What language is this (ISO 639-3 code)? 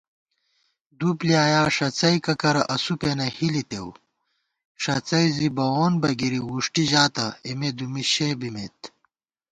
gwt